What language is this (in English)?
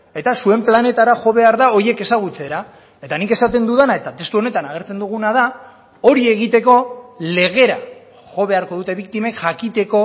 Basque